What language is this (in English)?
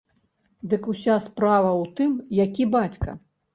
Belarusian